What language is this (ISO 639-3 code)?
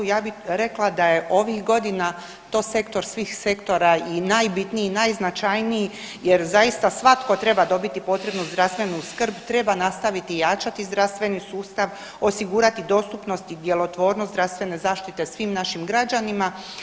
hrv